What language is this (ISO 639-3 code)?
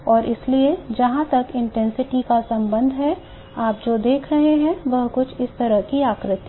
hin